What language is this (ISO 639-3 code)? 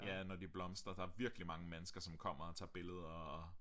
dan